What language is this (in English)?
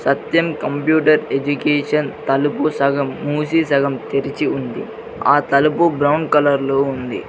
Telugu